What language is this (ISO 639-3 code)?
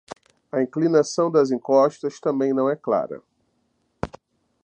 por